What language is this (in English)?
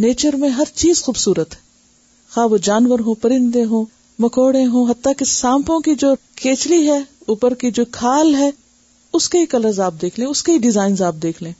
Urdu